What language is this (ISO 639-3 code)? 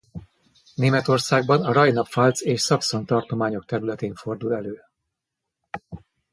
hun